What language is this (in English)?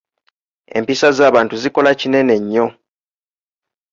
Ganda